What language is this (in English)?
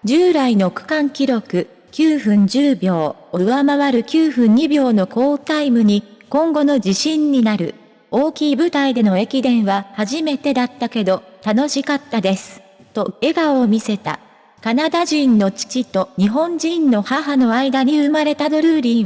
Japanese